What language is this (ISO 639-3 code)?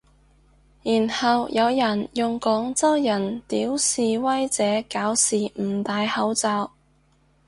yue